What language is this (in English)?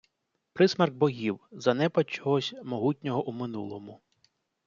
Ukrainian